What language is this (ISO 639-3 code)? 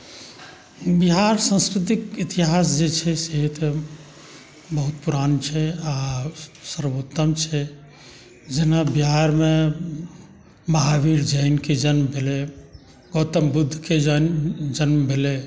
mai